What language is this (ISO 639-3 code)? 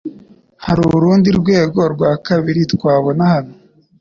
kin